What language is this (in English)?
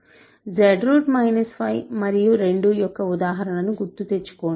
Telugu